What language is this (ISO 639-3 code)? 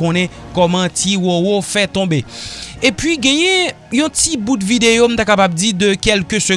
fra